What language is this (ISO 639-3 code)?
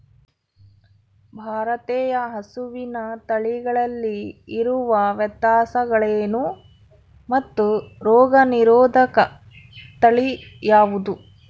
kan